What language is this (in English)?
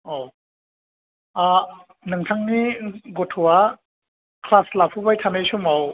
Bodo